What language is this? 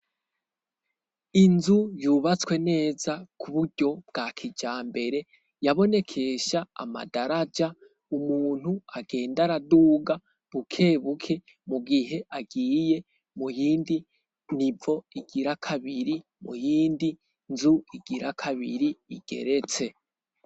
Rundi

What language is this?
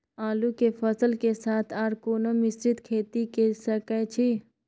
Maithili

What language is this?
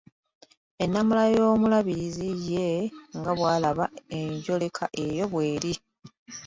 Ganda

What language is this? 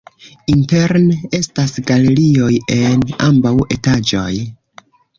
Esperanto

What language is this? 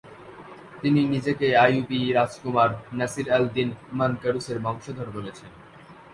Bangla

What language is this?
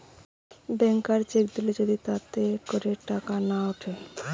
Bangla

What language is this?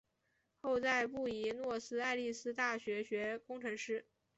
Chinese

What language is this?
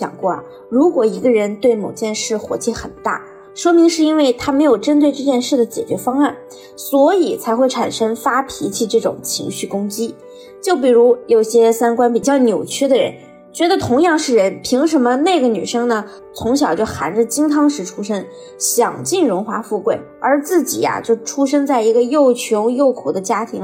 Chinese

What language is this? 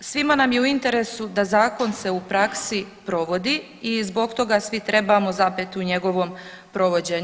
Croatian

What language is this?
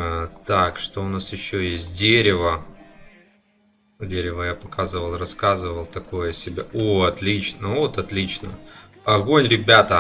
Russian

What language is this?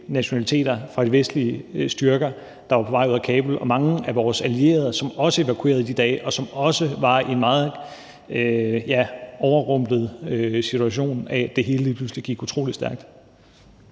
Danish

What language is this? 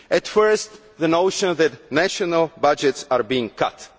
English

